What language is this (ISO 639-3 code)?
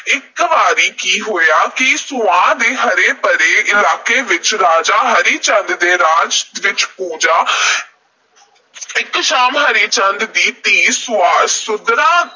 pan